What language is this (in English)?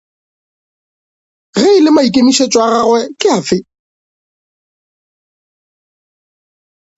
Northern Sotho